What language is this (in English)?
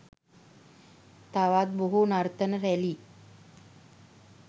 Sinhala